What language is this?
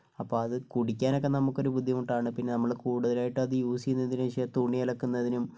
Malayalam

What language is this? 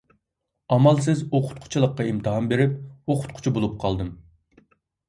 Uyghur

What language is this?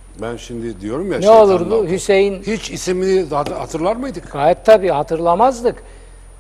Turkish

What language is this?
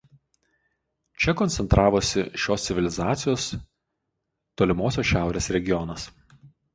Lithuanian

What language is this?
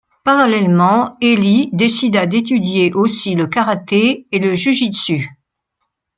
French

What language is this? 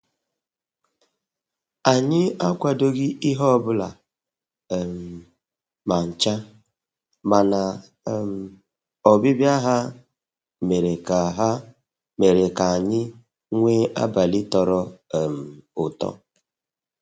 Igbo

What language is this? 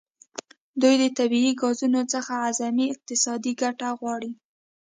Pashto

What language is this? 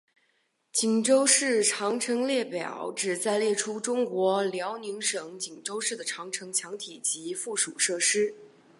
Chinese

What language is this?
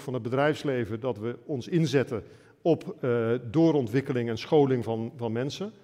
Dutch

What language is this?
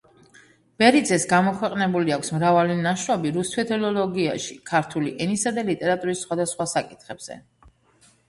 Georgian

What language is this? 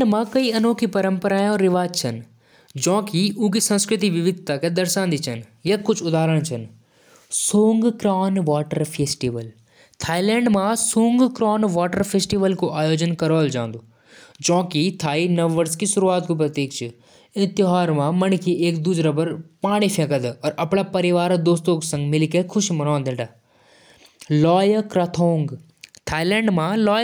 Jaunsari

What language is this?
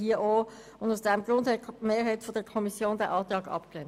Swiss German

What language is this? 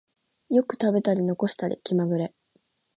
Japanese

